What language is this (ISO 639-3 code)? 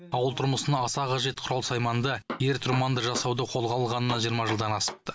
kaz